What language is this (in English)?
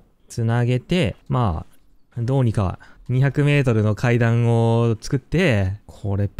Japanese